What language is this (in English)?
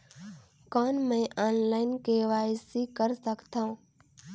Chhattisgarhi